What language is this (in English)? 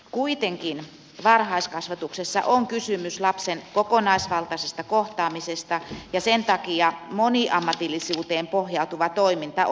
Finnish